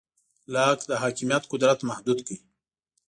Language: Pashto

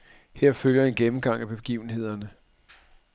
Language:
Danish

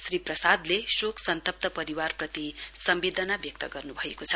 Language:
Nepali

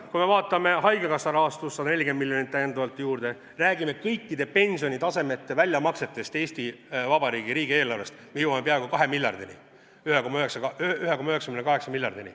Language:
Estonian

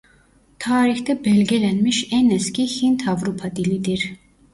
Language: Turkish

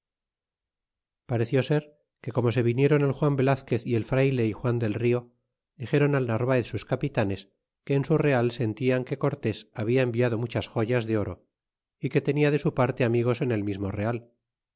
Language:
Spanish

